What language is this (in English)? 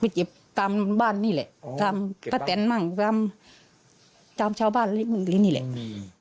Thai